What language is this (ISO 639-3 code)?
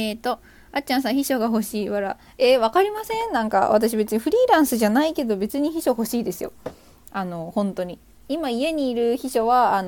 jpn